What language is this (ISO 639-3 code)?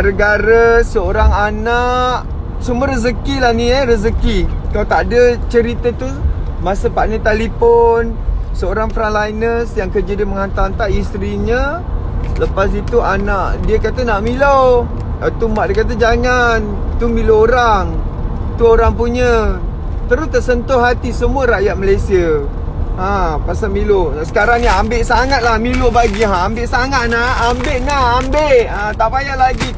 msa